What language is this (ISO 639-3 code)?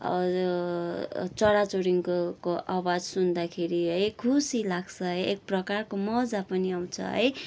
nep